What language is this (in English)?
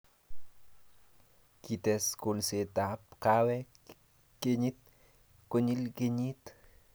Kalenjin